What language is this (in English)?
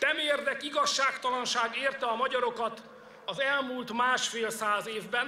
Hungarian